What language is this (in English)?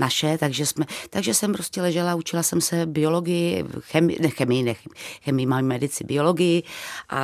Czech